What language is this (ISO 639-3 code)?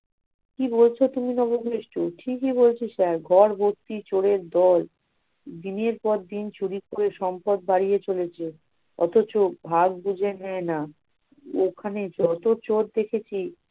ben